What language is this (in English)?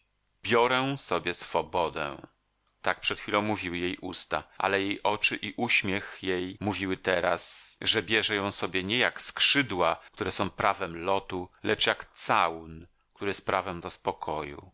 Polish